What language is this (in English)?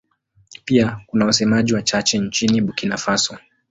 Swahili